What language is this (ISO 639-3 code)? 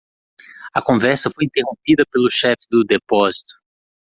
por